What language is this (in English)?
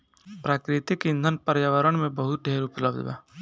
Bhojpuri